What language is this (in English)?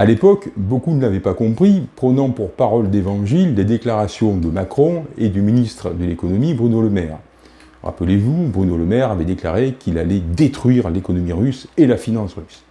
French